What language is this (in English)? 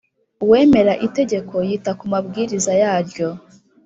Kinyarwanda